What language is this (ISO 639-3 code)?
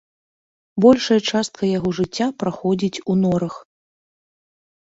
bel